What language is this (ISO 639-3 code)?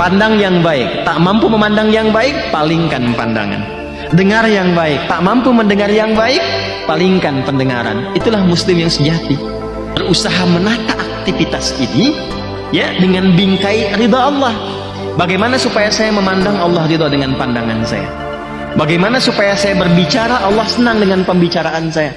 ind